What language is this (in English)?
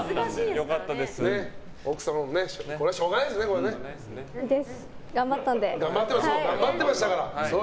Japanese